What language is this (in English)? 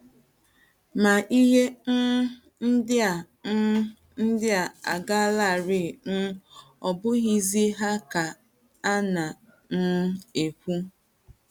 Igbo